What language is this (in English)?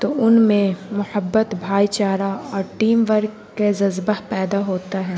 Urdu